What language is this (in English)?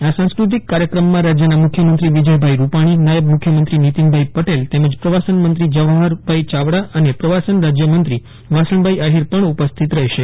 Gujarati